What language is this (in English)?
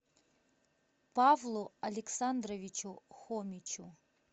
Russian